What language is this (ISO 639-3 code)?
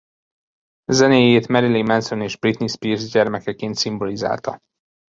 hun